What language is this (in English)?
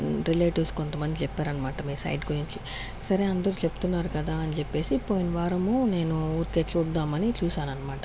Telugu